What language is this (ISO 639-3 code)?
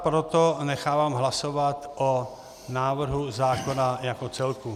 ces